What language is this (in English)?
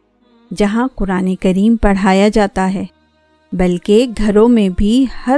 Urdu